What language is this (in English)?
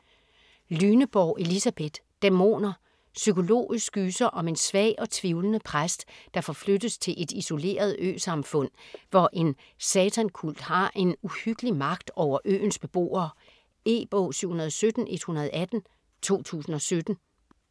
Danish